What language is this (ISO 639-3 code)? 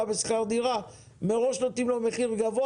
heb